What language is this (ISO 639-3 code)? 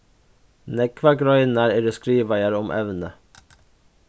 fao